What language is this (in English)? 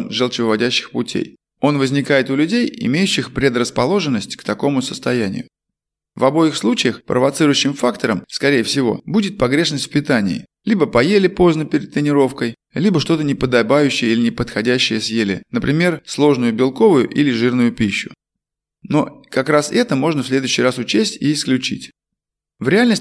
Russian